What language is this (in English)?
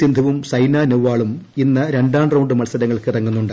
Malayalam